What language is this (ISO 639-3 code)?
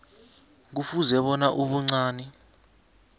nbl